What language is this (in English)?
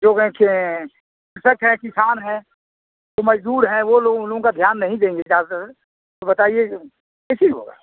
Hindi